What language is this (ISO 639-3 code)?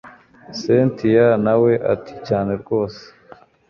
kin